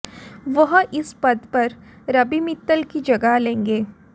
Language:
Hindi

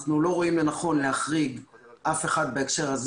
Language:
Hebrew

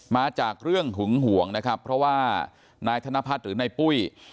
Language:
Thai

